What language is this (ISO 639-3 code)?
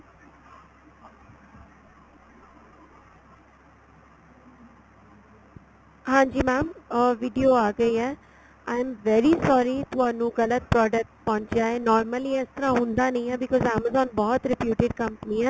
pan